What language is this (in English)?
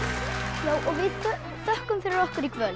Icelandic